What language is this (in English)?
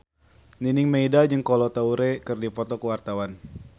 Sundanese